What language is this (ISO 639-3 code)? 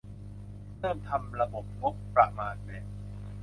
tha